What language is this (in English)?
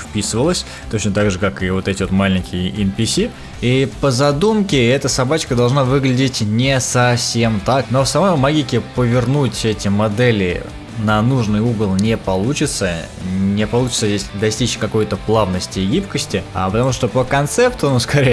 Russian